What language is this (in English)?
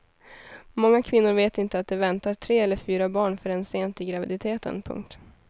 Swedish